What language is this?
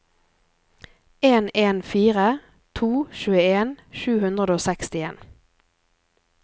Norwegian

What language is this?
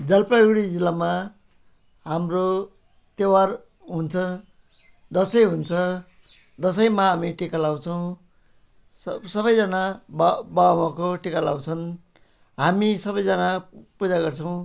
Nepali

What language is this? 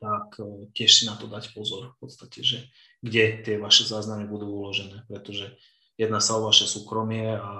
Slovak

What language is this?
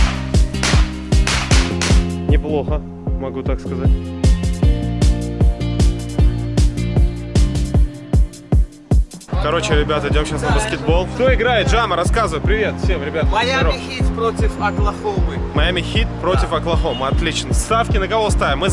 Russian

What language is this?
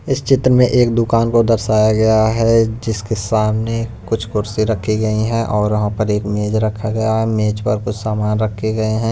Hindi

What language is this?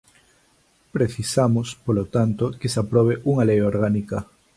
Galician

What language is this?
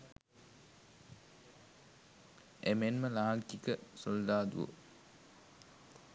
Sinhala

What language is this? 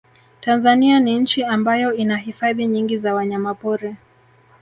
Swahili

